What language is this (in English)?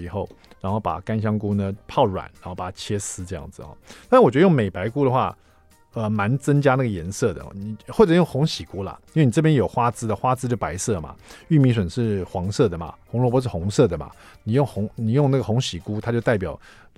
Chinese